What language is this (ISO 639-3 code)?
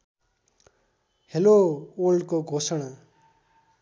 nep